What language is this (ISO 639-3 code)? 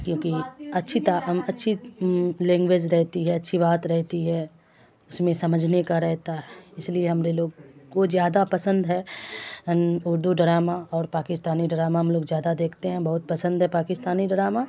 urd